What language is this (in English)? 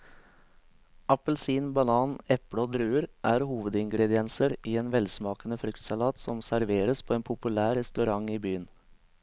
Norwegian